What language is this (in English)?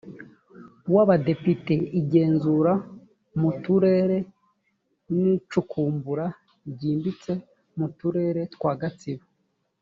Kinyarwanda